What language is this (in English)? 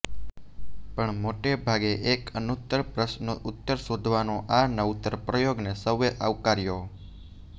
Gujarati